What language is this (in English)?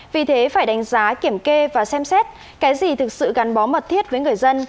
Vietnamese